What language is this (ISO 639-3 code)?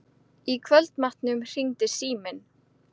isl